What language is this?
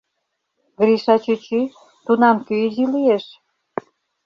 Mari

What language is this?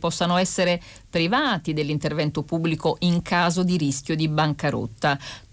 Italian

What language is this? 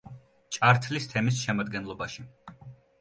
Georgian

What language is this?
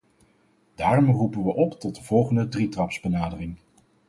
Dutch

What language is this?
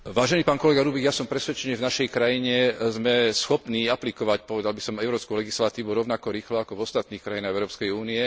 Slovak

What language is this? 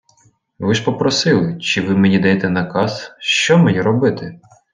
Ukrainian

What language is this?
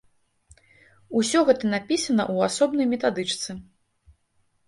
Belarusian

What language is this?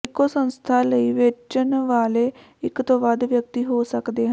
Punjabi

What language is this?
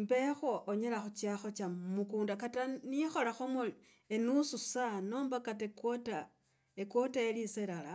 Logooli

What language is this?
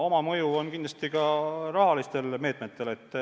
Estonian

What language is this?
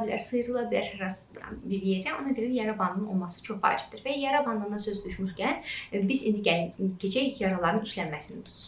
German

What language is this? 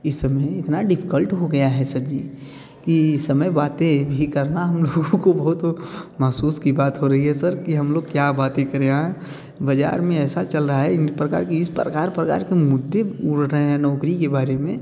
Hindi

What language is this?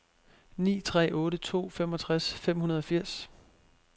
Danish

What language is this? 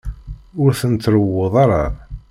Kabyle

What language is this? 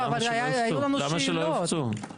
Hebrew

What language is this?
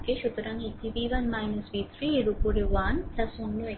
Bangla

